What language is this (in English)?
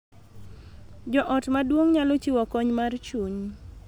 Luo (Kenya and Tanzania)